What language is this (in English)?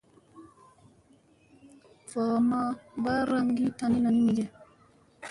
Musey